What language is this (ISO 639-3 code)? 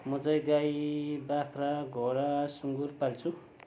nep